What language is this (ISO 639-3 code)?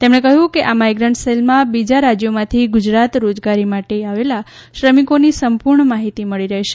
guj